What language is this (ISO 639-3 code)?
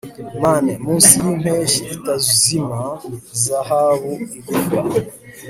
kin